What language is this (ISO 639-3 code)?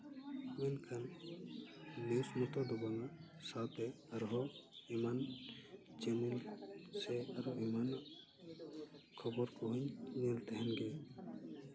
sat